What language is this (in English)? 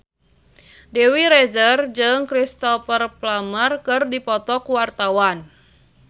Sundanese